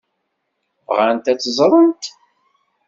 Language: Kabyle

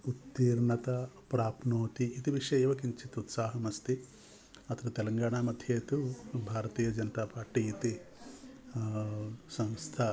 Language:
Sanskrit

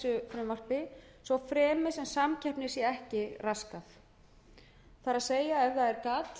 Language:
Icelandic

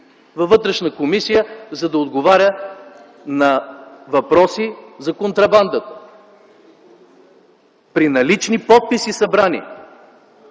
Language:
Bulgarian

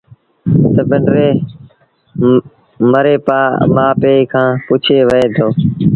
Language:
Sindhi Bhil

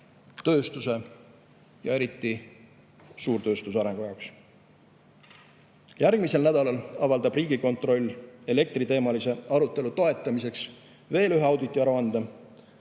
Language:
Estonian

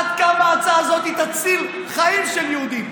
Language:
Hebrew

